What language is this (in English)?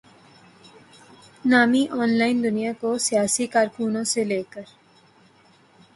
Urdu